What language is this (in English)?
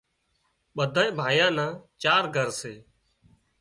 Wadiyara Koli